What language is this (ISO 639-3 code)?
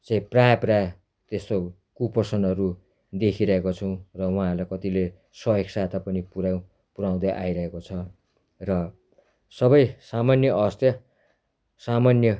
nep